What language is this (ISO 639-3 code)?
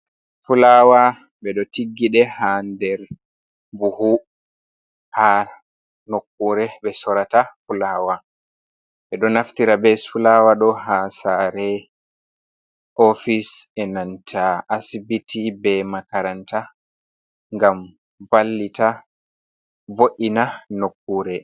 ful